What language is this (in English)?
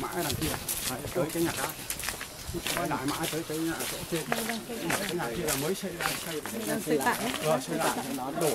Vietnamese